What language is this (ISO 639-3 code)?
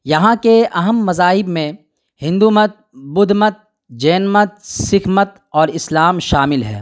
urd